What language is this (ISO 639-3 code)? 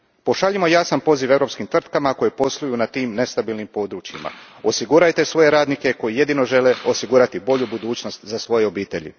hrv